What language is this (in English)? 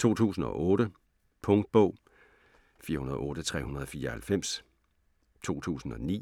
Danish